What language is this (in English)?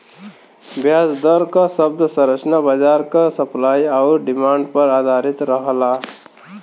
Bhojpuri